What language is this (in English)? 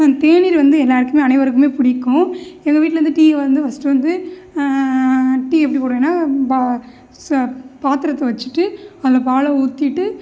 Tamil